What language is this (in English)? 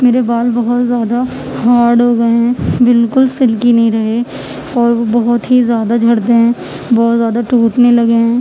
Urdu